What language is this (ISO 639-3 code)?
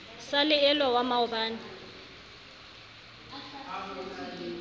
sot